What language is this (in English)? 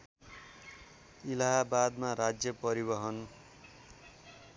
Nepali